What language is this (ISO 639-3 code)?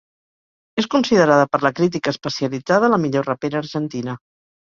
cat